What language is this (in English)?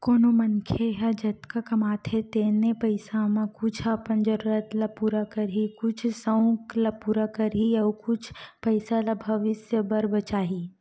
Chhattisgarhi